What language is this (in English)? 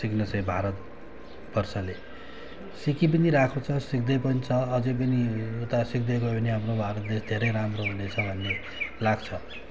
Nepali